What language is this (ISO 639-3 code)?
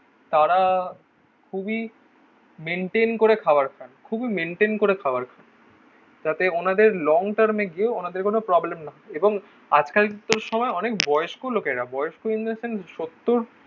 ben